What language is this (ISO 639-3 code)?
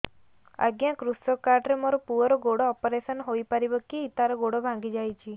ori